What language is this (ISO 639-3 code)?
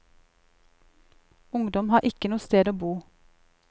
nor